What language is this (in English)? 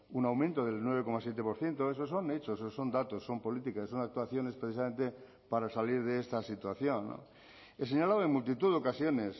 Spanish